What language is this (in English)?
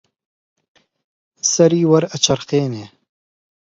Central Kurdish